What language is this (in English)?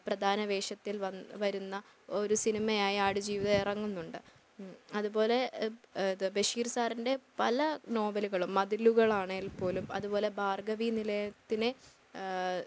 Malayalam